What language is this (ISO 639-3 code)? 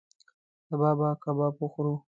pus